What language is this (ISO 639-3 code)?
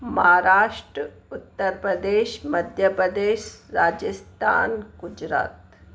snd